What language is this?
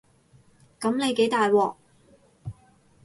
Cantonese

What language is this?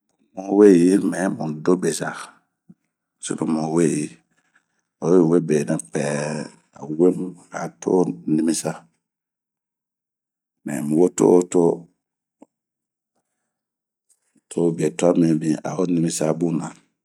Bomu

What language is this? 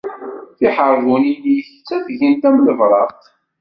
Kabyle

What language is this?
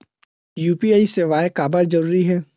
Chhattisgarhi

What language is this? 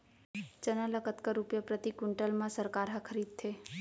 Chhattisgarhi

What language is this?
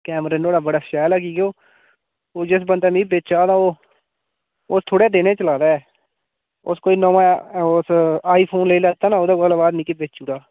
Dogri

